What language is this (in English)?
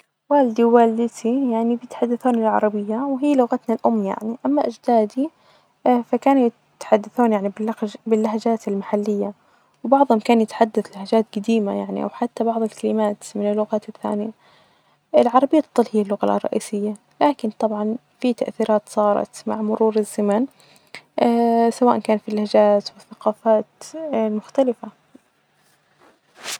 Najdi Arabic